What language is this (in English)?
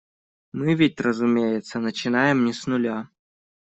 Russian